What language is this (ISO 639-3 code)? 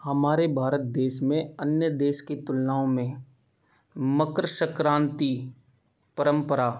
hin